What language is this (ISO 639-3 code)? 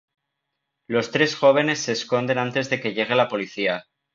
spa